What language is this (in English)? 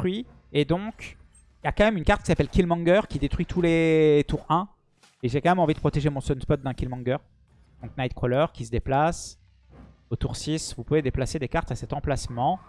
French